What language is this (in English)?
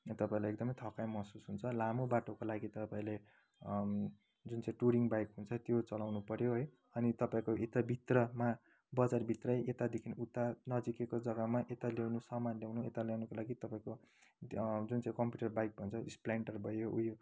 Nepali